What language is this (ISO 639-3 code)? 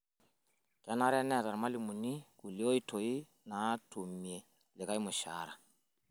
mas